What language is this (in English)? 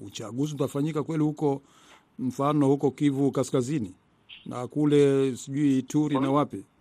Swahili